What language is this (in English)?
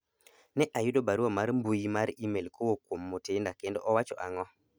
Luo (Kenya and Tanzania)